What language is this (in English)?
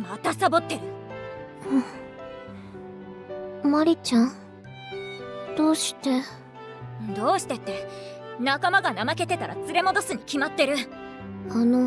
Japanese